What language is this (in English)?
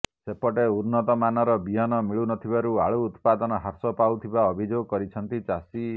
Odia